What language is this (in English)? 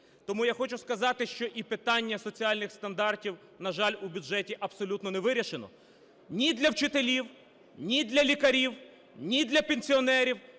Ukrainian